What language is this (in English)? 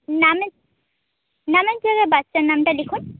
Bangla